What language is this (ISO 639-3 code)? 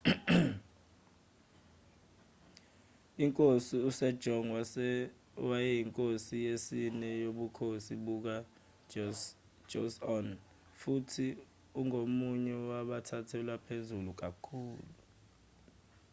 zul